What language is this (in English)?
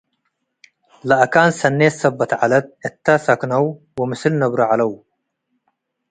Tigre